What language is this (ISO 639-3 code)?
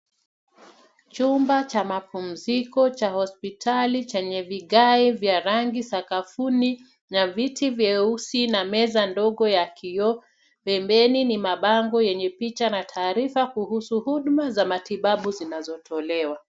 swa